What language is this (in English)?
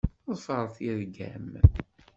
Kabyle